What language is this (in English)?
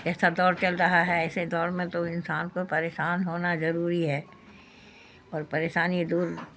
Urdu